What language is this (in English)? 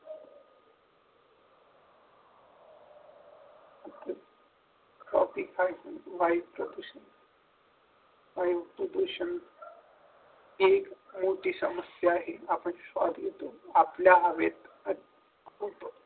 Marathi